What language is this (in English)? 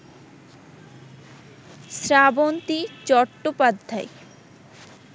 Bangla